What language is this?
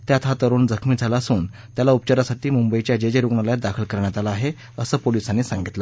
Marathi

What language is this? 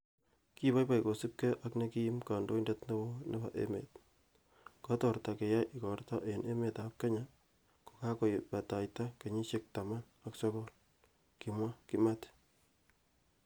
Kalenjin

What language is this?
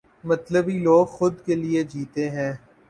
Urdu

